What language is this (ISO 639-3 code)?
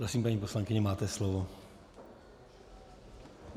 ces